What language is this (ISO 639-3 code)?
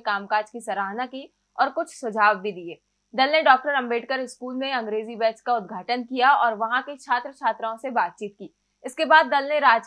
hin